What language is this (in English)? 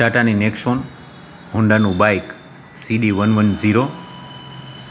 Gujarati